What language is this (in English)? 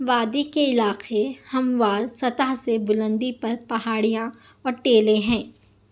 Urdu